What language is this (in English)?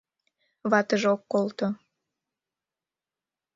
Mari